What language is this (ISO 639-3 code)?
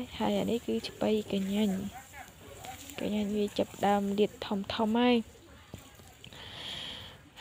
vie